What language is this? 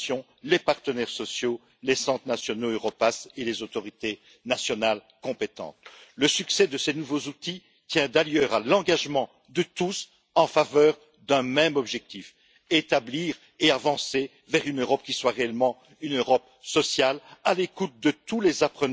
French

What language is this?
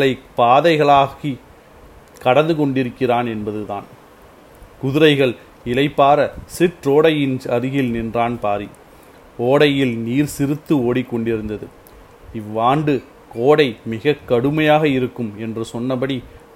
Tamil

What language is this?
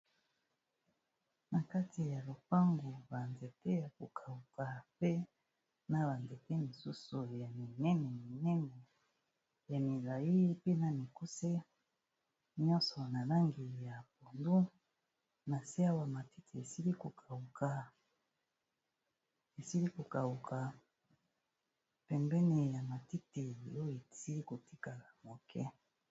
Lingala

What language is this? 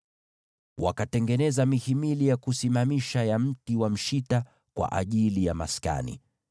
Swahili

